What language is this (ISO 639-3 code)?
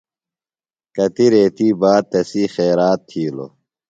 phl